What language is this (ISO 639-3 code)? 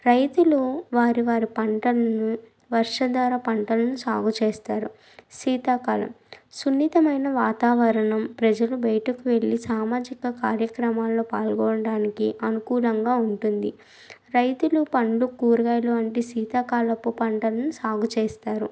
tel